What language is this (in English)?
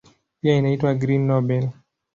Swahili